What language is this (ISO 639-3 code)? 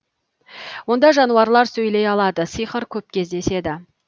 kaz